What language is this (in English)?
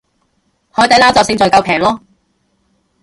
Cantonese